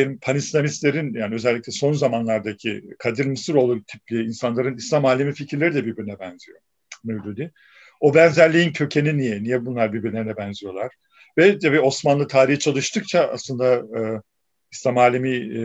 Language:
Turkish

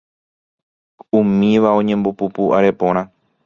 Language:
Guarani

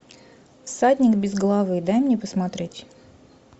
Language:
Russian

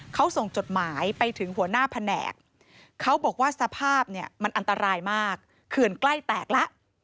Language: Thai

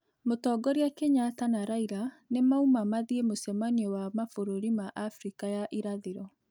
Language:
Kikuyu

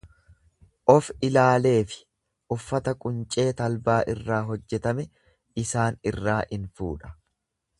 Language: Oromo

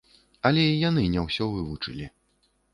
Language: Belarusian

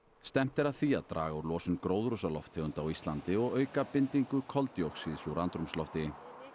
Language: Icelandic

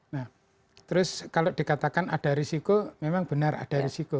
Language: Indonesian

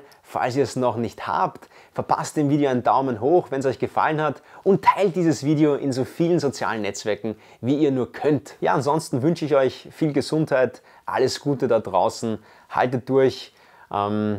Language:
German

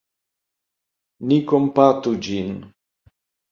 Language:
Esperanto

